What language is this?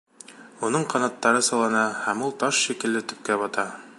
Bashkir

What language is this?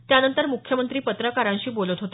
Marathi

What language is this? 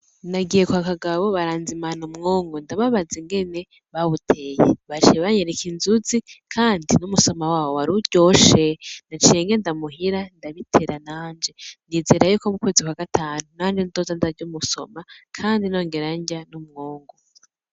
Rundi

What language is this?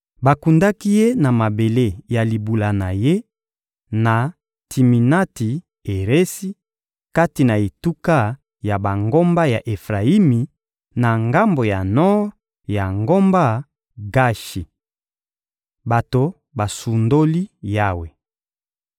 Lingala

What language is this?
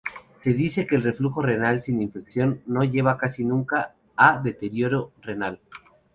Spanish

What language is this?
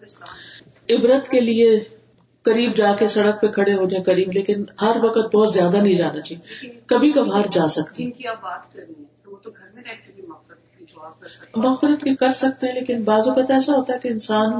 Urdu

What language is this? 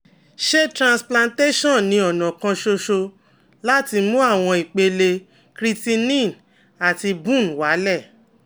Yoruba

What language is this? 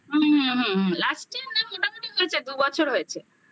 Bangla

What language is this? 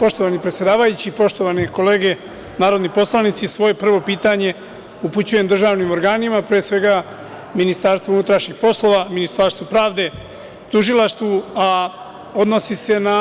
Serbian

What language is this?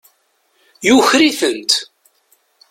Kabyle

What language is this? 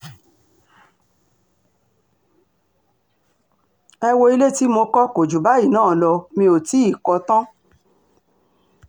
Yoruba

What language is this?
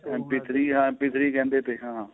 Punjabi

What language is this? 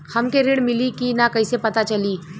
Bhojpuri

